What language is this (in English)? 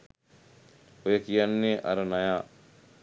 Sinhala